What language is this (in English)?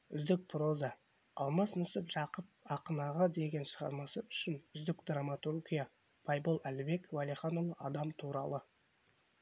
Kazakh